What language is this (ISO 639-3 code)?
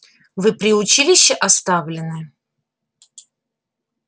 rus